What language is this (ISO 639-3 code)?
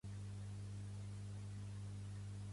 cat